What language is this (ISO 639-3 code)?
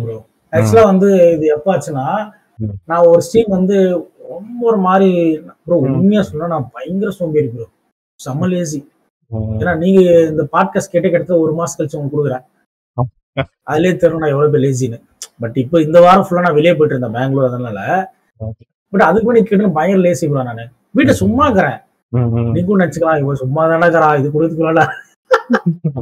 tam